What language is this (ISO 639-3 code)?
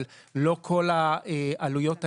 heb